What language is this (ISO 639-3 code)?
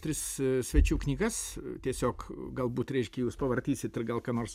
lit